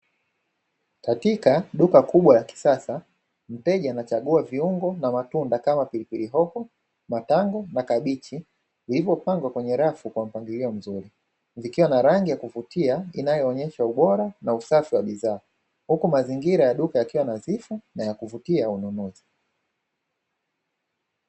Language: Swahili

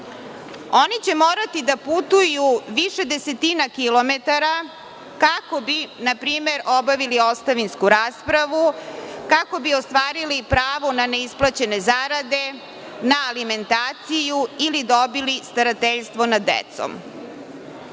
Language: Serbian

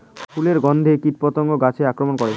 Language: Bangla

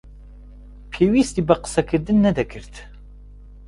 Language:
Central Kurdish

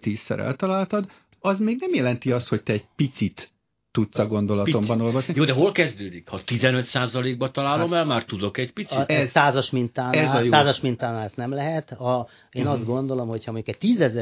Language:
Hungarian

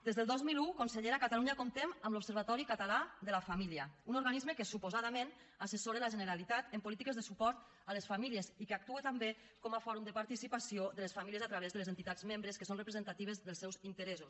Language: Catalan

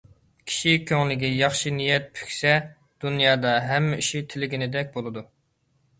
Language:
Uyghur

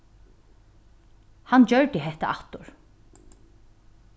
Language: Faroese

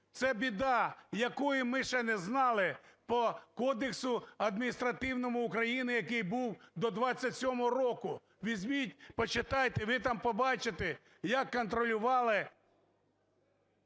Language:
Ukrainian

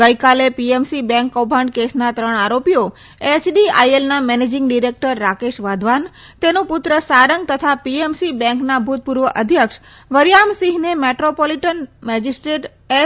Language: Gujarati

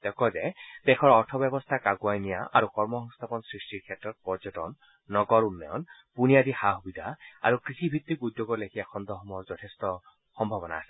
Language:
Assamese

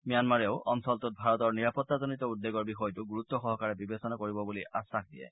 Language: Assamese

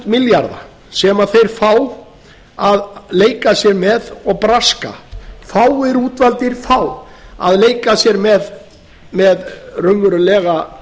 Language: Icelandic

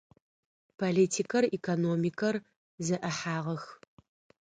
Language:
Adyghe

